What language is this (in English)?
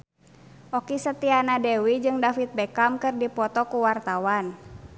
Sundanese